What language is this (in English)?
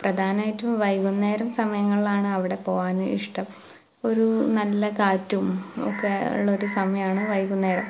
Malayalam